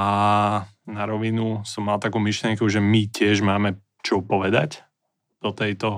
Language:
Slovak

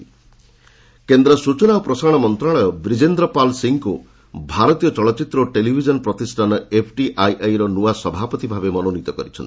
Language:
Odia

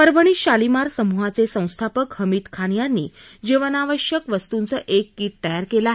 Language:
Marathi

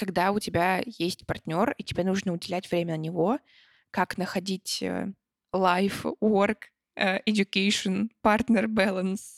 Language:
Russian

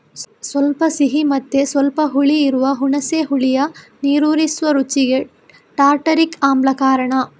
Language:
Kannada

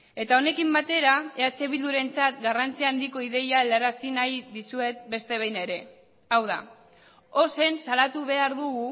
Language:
Basque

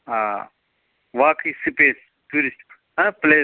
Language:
Kashmiri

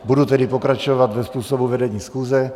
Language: Czech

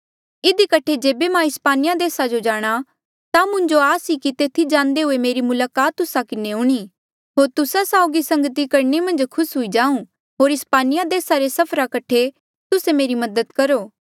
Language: Mandeali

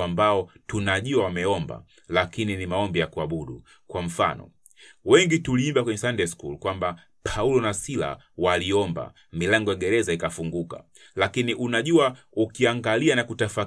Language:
Swahili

